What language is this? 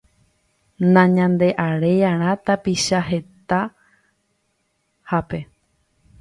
Guarani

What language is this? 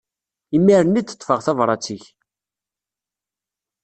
Kabyle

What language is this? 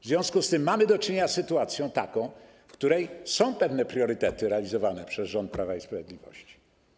Polish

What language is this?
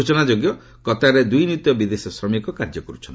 Odia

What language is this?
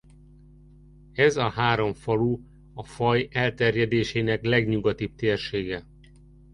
Hungarian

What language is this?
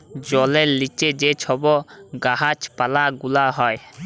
Bangla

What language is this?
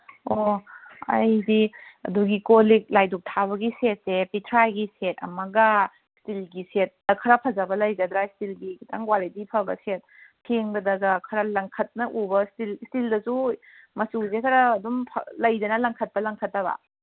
Manipuri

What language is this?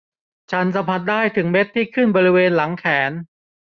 Thai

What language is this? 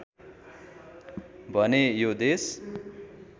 Nepali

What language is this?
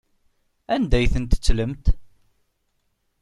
Kabyle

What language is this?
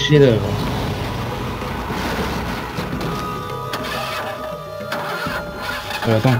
French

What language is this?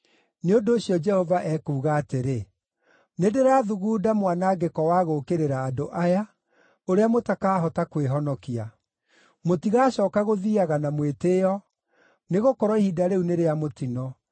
Kikuyu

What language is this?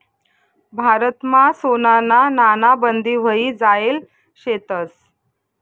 Marathi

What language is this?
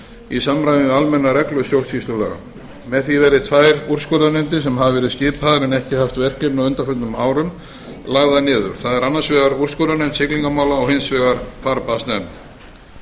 Icelandic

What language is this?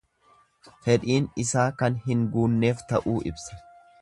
Oromo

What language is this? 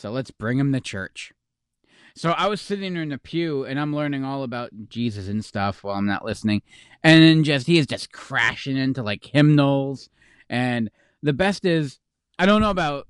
English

